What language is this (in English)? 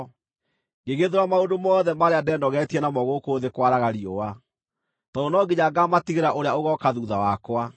Kikuyu